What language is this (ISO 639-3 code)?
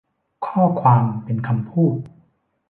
tha